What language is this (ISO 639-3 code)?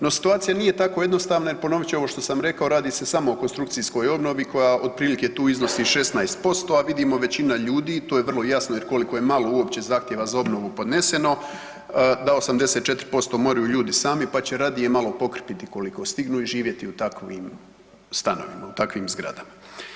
hrv